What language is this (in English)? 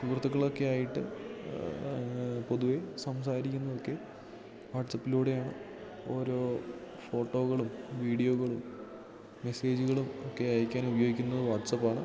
Malayalam